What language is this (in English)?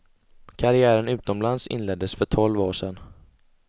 Swedish